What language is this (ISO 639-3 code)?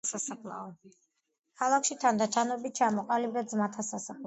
kat